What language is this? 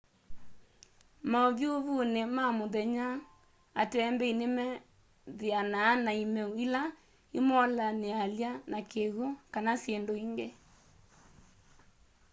Kamba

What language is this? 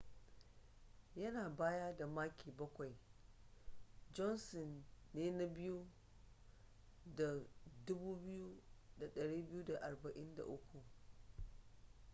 Hausa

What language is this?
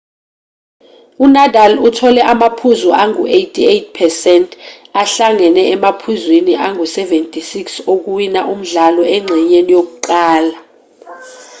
Zulu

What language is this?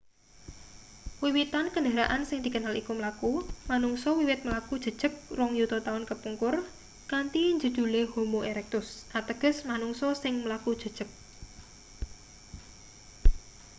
Javanese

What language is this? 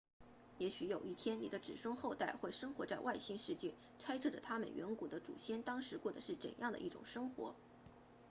Chinese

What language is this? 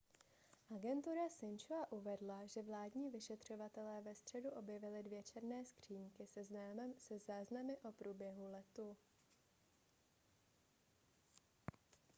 Czech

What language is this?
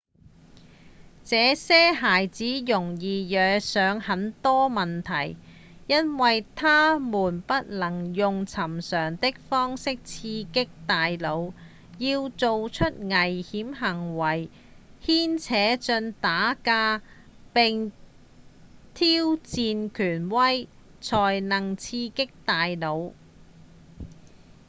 Cantonese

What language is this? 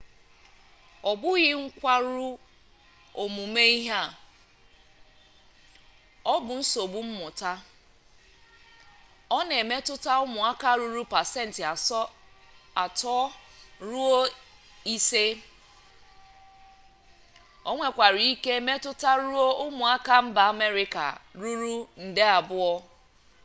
Igbo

